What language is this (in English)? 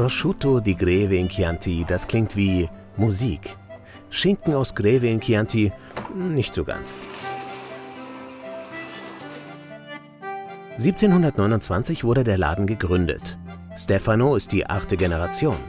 German